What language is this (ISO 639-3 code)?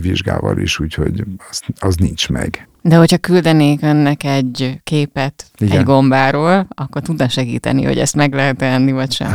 hun